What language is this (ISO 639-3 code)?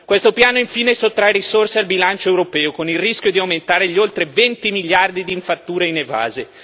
ita